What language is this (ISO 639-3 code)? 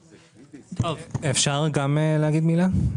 heb